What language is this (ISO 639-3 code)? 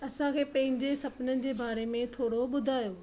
snd